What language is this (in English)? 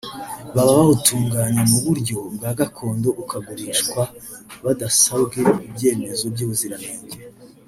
Kinyarwanda